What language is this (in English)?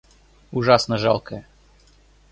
Russian